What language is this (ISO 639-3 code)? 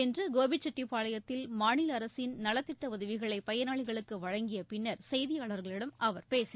tam